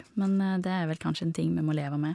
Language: Norwegian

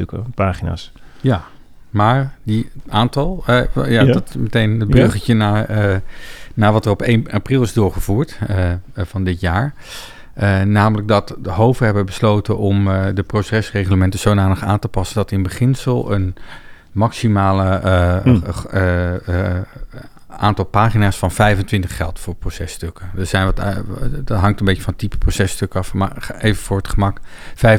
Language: Dutch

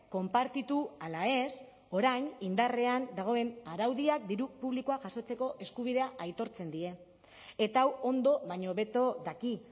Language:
Basque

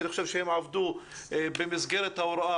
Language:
Hebrew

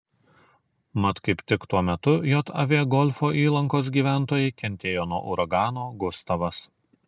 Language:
Lithuanian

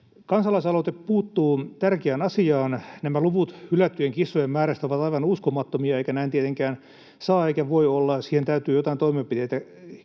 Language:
Finnish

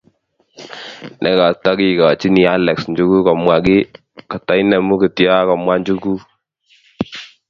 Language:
Kalenjin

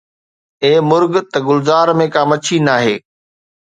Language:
Sindhi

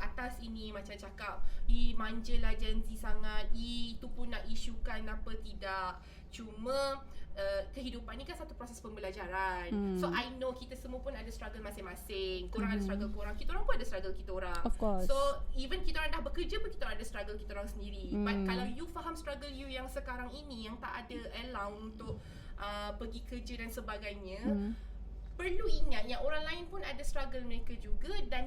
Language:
Malay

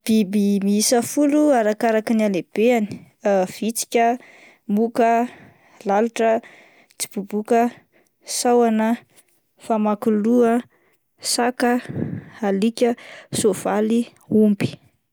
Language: Malagasy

